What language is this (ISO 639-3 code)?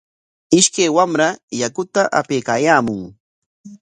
qwa